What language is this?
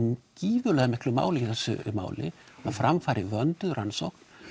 Icelandic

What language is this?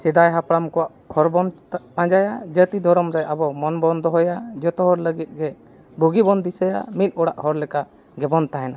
Santali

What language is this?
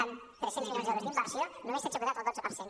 Catalan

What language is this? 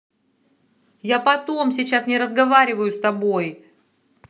Russian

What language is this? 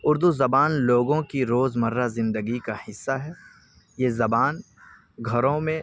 Urdu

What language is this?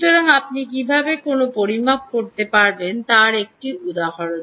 Bangla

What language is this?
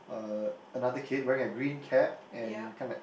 English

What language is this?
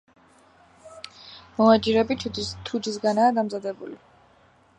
Georgian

